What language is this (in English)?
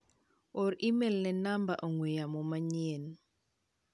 Luo (Kenya and Tanzania)